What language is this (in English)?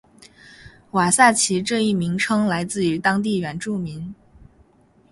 Chinese